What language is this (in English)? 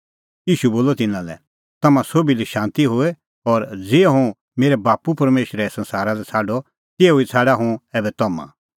Kullu Pahari